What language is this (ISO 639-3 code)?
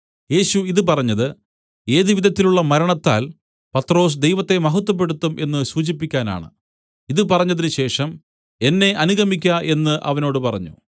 mal